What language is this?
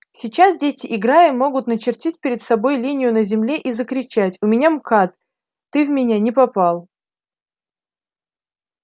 Russian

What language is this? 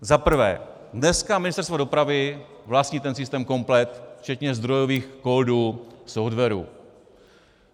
Czech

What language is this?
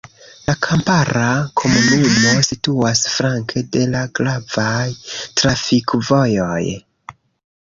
Esperanto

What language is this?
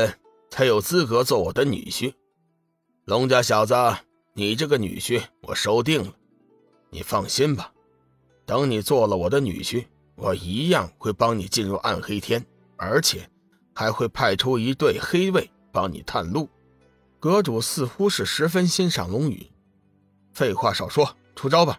Chinese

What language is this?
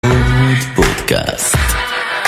Hebrew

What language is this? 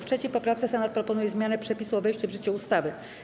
Polish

